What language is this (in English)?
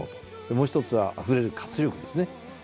Japanese